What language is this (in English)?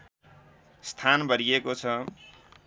Nepali